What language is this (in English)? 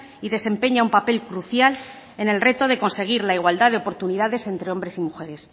Spanish